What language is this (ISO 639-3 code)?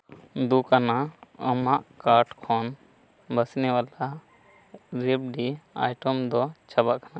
sat